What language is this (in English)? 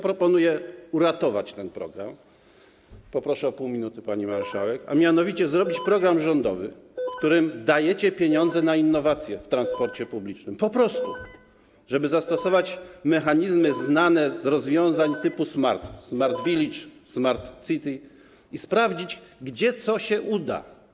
Polish